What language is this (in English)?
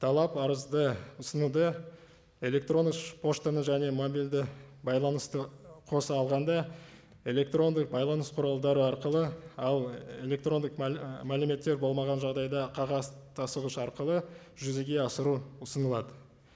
Kazakh